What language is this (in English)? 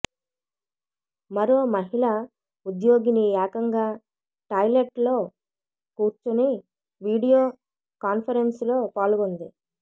Telugu